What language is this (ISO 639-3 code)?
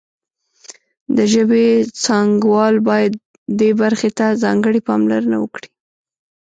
pus